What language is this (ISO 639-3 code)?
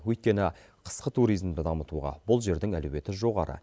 kaz